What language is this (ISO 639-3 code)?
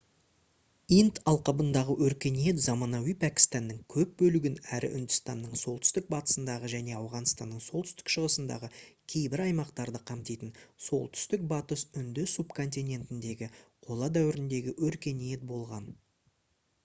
kaz